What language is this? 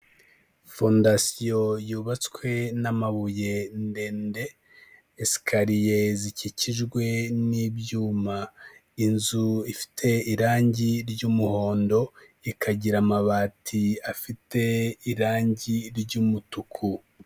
Kinyarwanda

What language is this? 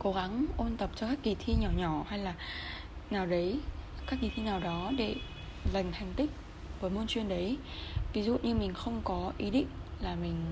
Vietnamese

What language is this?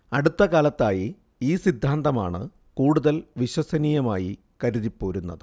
Malayalam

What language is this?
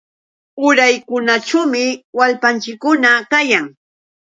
Yauyos Quechua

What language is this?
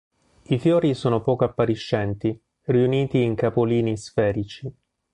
Italian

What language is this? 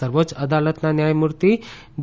Gujarati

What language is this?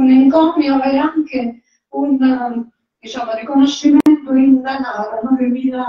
Italian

